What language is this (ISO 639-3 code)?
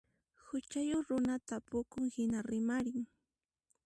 qxp